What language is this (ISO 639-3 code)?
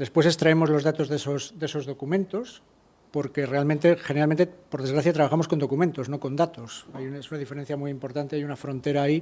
spa